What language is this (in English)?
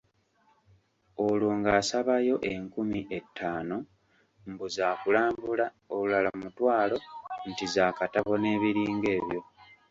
Ganda